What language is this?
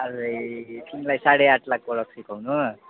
Nepali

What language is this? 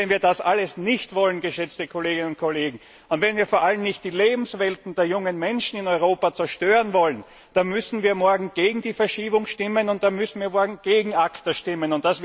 German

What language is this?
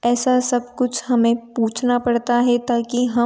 Hindi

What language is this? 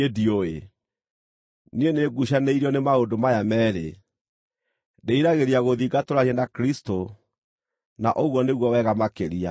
Kikuyu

